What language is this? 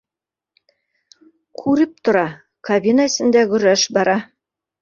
Bashkir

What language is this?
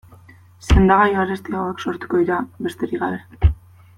Basque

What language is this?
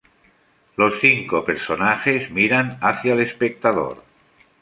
Spanish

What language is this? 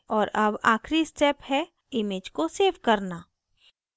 Hindi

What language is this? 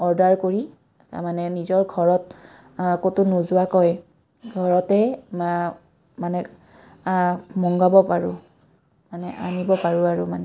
Assamese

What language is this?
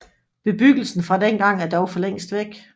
Danish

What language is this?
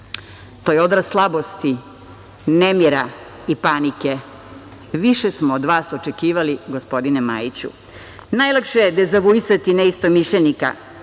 Serbian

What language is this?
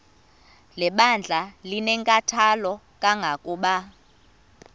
Xhosa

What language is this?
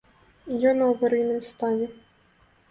Belarusian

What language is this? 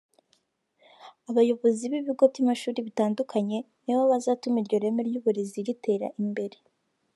Kinyarwanda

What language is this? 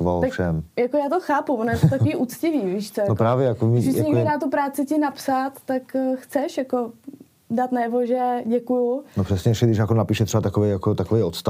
Czech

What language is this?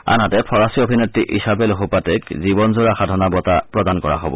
Assamese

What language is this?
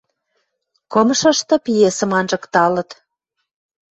Western Mari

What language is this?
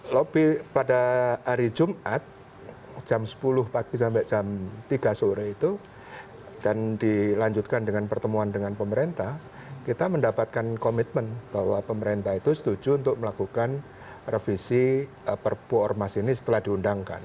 Indonesian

